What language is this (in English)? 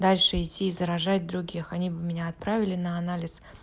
Russian